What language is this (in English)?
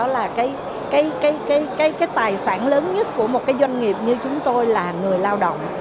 Vietnamese